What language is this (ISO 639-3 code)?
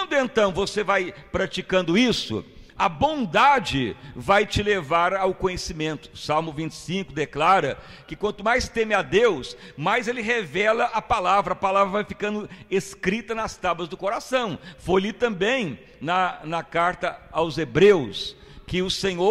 por